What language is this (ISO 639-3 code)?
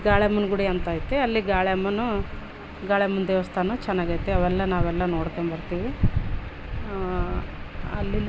kan